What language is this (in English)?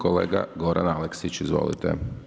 Croatian